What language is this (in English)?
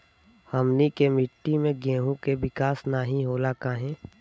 Bhojpuri